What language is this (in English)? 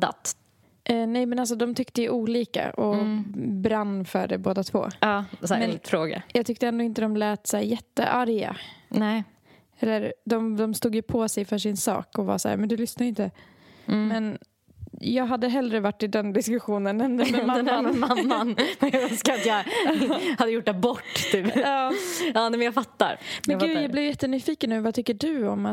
Swedish